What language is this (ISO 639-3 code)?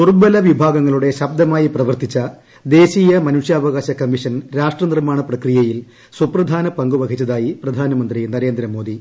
mal